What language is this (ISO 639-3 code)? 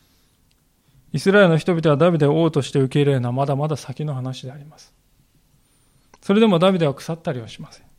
jpn